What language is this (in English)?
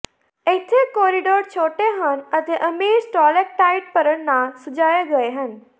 Punjabi